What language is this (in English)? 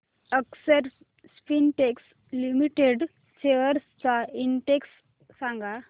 Marathi